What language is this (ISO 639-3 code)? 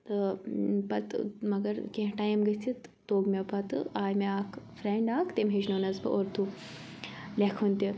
kas